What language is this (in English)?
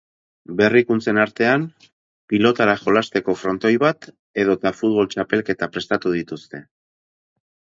Basque